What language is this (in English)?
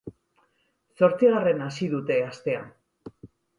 Basque